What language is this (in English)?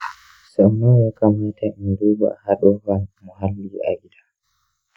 Hausa